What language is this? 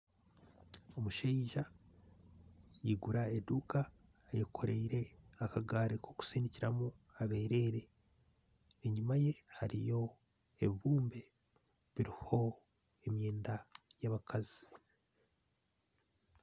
Nyankole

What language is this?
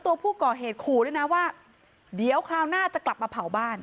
Thai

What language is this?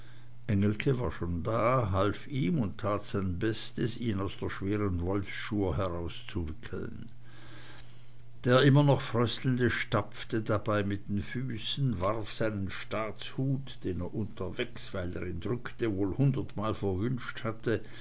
German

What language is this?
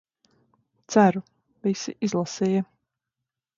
Latvian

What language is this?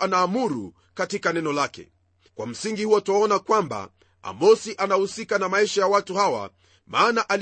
Swahili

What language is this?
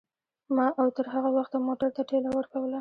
Pashto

